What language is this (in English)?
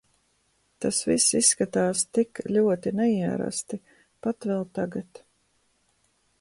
Latvian